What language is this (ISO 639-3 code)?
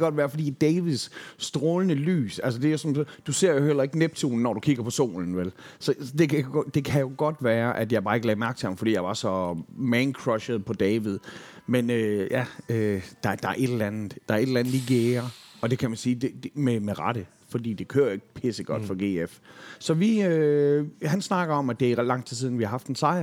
dan